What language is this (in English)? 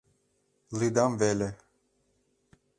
Mari